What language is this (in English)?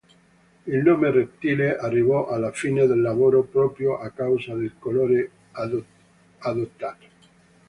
Italian